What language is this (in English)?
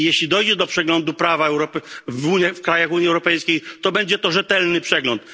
Polish